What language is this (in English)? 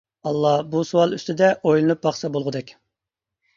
Uyghur